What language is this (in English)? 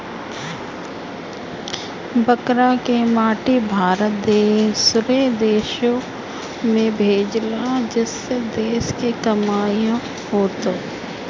Bhojpuri